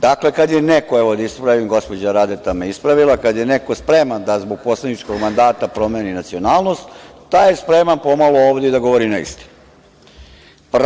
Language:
Serbian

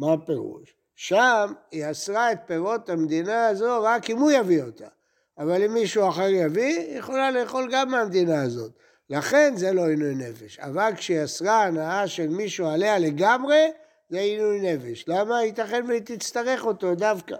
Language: Hebrew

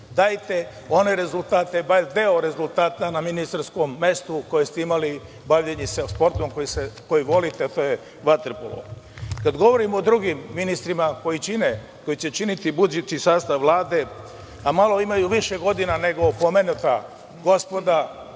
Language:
Serbian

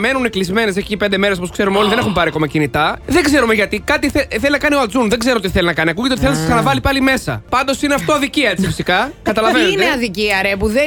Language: Greek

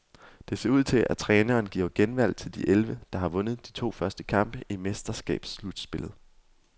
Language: Danish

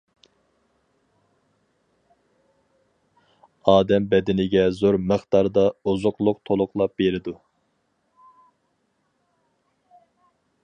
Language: Uyghur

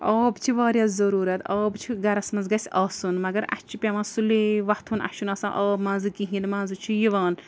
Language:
Kashmiri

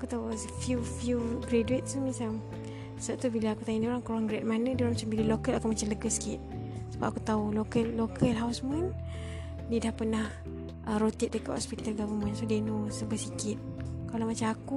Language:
Malay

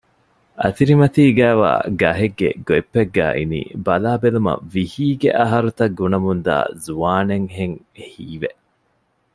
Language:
Divehi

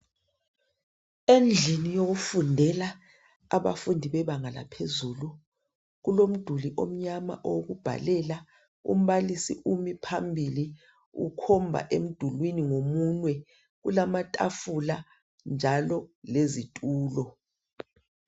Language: North Ndebele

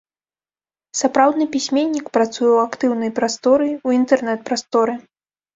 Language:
Belarusian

